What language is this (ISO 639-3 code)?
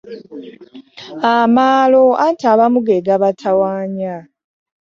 lug